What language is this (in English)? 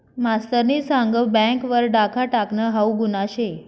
Marathi